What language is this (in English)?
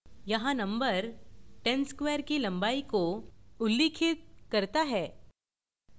Hindi